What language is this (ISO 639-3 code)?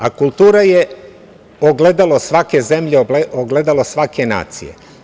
srp